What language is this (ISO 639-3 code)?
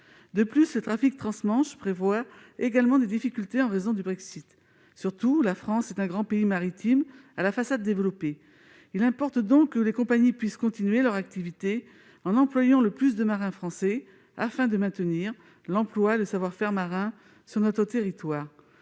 fra